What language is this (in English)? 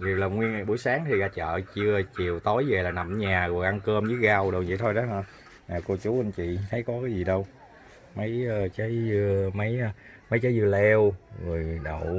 Vietnamese